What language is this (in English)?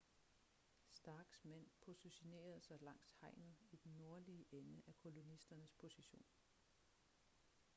Danish